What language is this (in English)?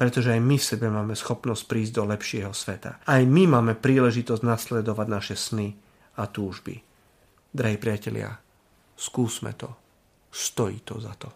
Slovak